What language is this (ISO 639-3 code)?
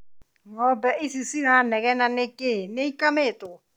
kik